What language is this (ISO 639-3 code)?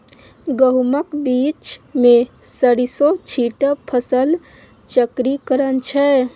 mai